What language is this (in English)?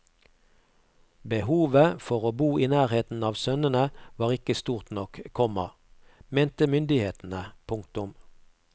Norwegian